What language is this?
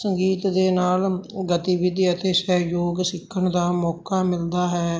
Punjabi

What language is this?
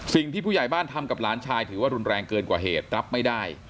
Thai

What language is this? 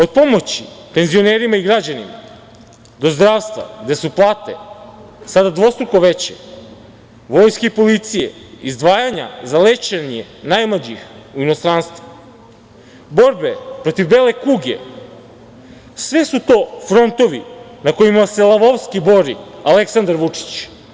Serbian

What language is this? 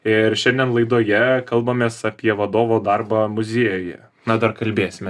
Lithuanian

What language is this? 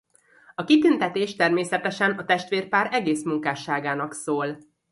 Hungarian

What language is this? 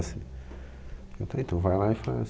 Portuguese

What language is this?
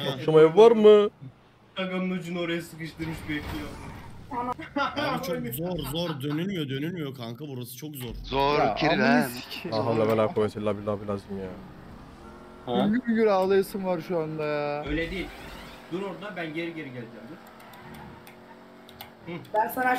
Turkish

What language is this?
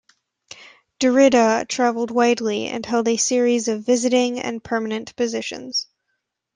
English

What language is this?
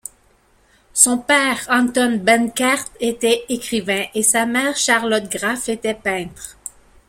French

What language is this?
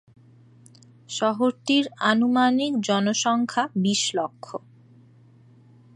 Bangla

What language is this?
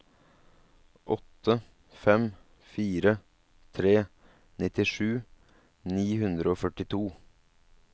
Norwegian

